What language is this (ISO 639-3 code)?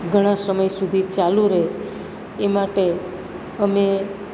guj